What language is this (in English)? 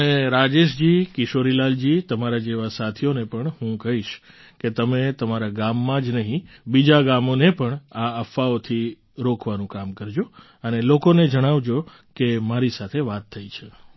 Gujarati